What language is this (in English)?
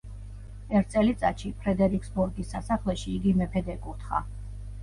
Georgian